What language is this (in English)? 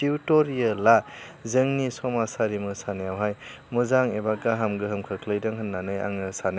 Bodo